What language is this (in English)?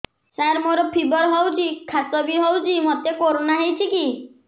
Odia